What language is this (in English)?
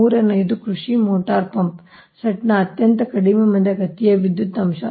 Kannada